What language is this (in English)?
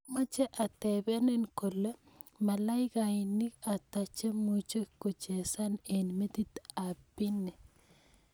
Kalenjin